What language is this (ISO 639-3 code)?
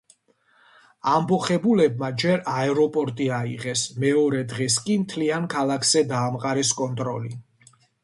kat